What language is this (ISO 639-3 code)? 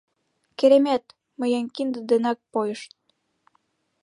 chm